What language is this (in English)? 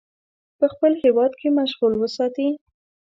Pashto